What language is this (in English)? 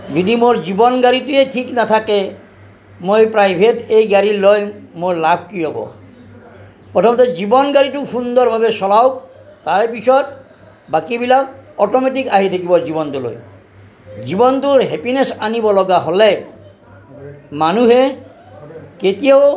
Assamese